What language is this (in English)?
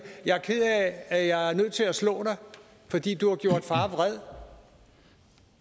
Danish